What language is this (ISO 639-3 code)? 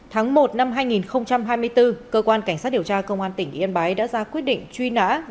vie